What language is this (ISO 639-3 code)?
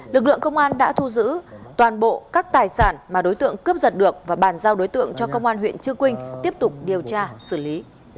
vie